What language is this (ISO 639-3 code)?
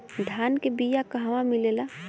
bho